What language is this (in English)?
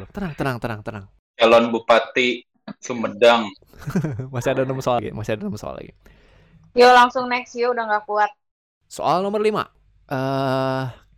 Indonesian